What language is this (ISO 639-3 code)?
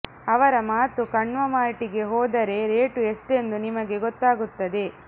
kan